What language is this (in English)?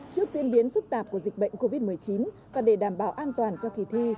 Vietnamese